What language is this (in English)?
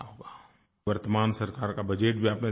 Hindi